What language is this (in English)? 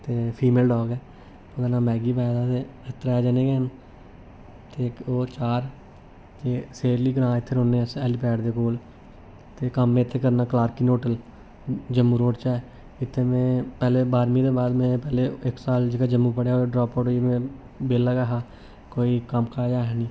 Dogri